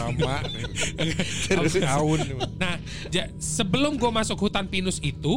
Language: Indonesian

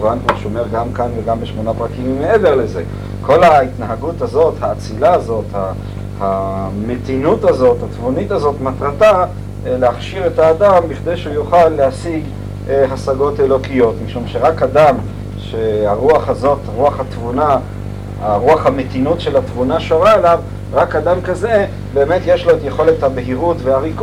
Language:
Hebrew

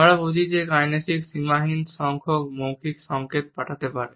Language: Bangla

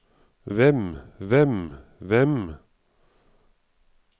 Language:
Norwegian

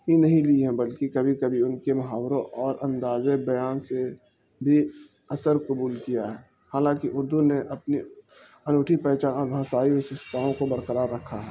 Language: Urdu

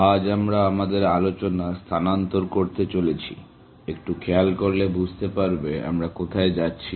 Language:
Bangla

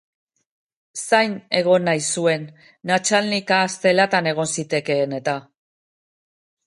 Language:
Basque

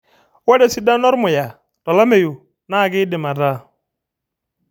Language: Masai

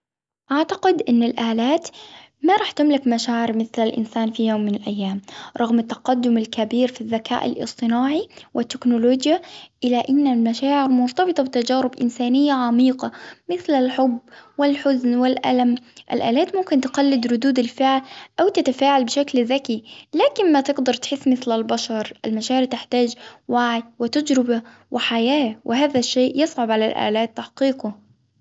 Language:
Hijazi Arabic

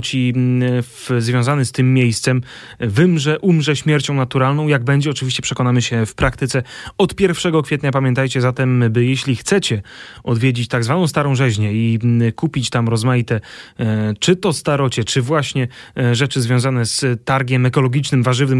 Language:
Polish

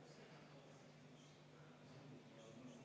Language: Estonian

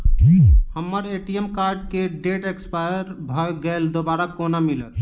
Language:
Maithili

